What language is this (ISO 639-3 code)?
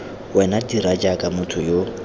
tsn